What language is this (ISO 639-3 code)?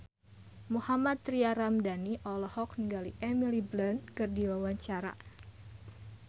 sun